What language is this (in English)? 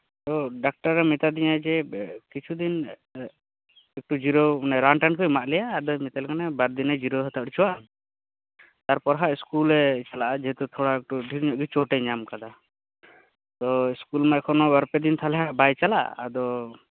Santali